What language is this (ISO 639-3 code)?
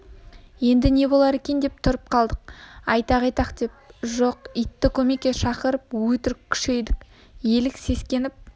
kaz